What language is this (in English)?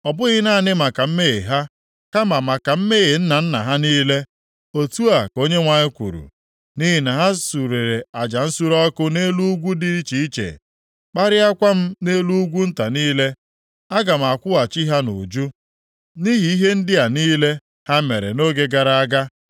Igbo